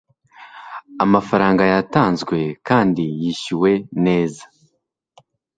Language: Kinyarwanda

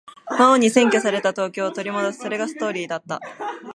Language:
Japanese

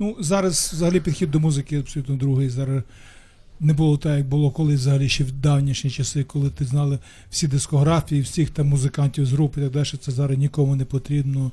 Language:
Ukrainian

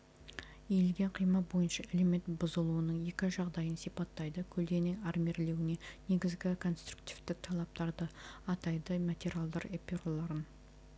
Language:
Kazakh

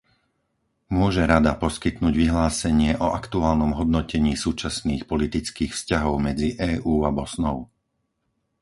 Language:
Slovak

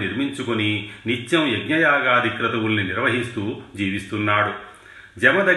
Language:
Telugu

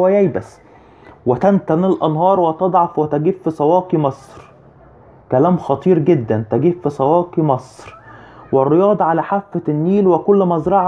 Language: Arabic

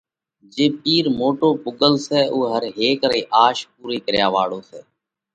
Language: Parkari Koli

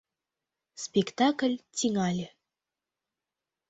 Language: Mari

